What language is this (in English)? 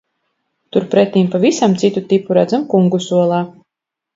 Latvian